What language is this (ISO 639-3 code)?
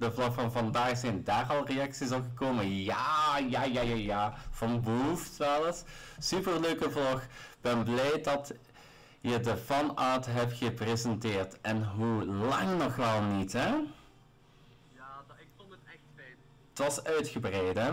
nld